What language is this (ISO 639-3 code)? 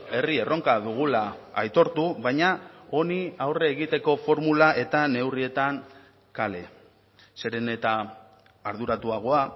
eus